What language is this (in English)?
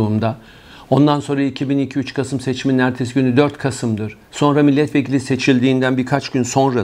Turkish